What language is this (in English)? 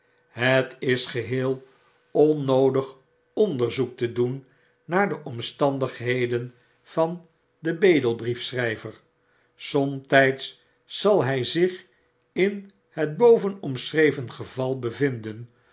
Dutch